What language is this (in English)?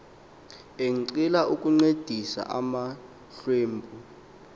Xhosa